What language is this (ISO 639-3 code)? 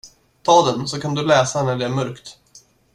swe